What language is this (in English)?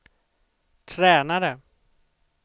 Swedish